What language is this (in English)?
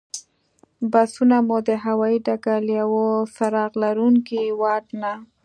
Pashto